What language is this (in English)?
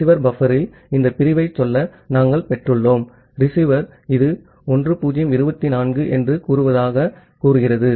Tamil